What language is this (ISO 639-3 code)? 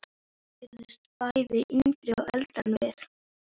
isl